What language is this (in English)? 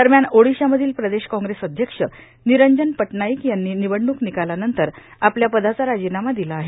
Marathi